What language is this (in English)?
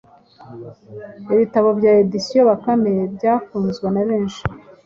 Kinyarwanda